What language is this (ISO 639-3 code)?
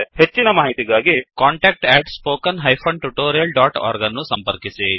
kan